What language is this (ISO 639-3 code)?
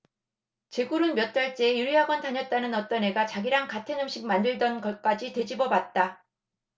kor